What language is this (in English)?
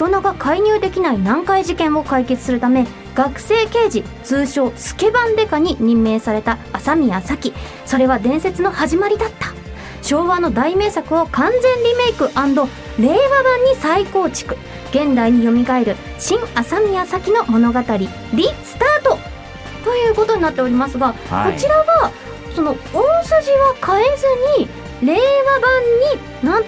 Japanese